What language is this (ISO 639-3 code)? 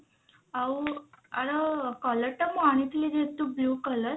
ori